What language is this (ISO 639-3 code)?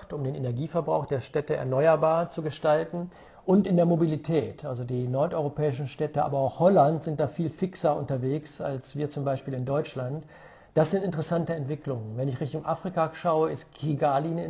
deu